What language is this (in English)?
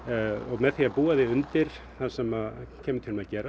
Icelandic